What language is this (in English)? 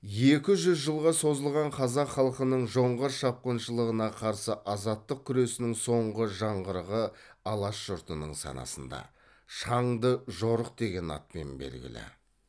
Kazakh